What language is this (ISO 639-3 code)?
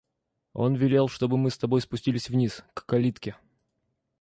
rus